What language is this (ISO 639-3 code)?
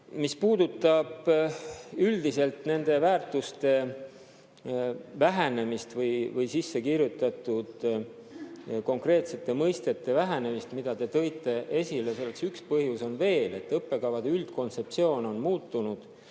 est